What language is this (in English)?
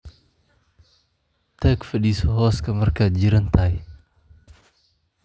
Somali